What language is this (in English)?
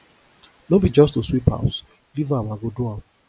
Nigerian Pidgin